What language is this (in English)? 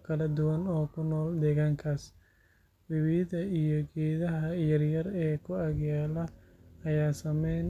Somali